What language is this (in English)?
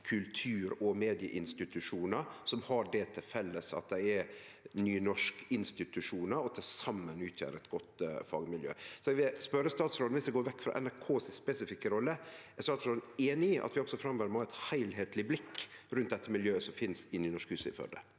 Norwegian